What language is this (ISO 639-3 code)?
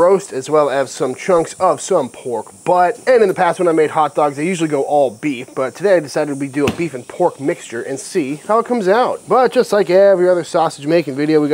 eng